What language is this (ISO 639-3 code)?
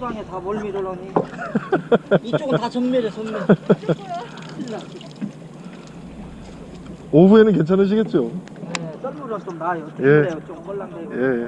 kor